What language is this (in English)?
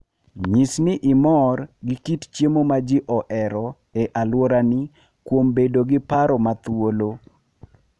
Luo (Kenya and Tanzania)